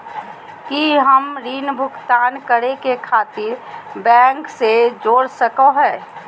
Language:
Magahi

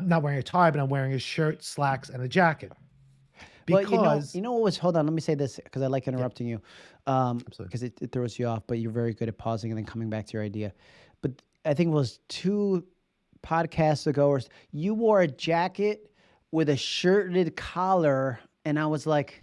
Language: English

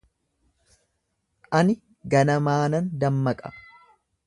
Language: Oromo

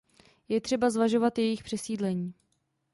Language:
Czech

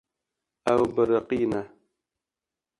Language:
Kurdish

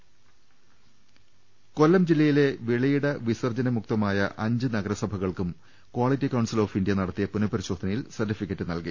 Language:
Malayalam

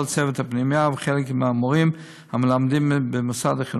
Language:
Hebrew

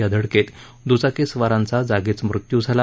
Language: Marathi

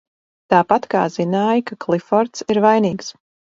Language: Latvian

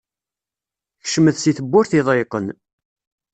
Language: Kabyle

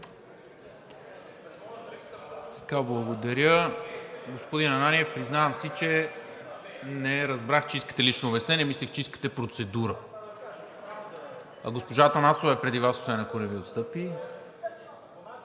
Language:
Bulgarian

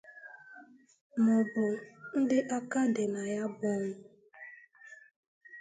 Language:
Igbo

